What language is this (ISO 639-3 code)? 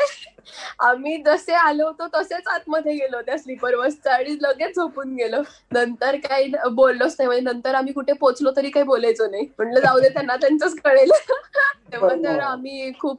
mar